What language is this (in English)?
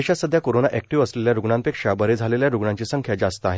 Marathi